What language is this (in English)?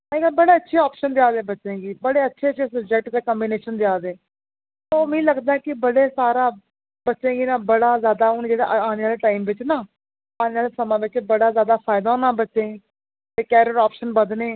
Dogri